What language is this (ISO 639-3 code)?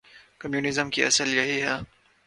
urd